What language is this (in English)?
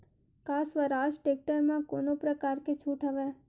Chhattisgarhi